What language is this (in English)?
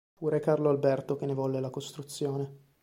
Italian